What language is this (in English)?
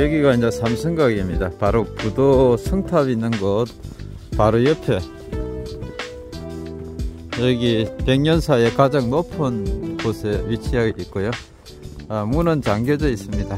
Korean